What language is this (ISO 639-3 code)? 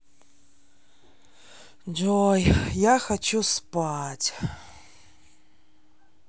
rus